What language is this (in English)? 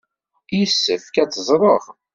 Kabyle